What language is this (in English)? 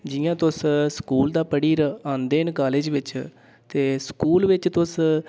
Dogri